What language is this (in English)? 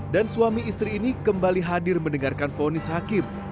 Indonesian